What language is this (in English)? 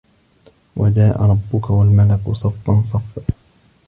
Arabic